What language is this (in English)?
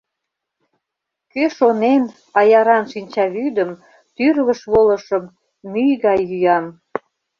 Mari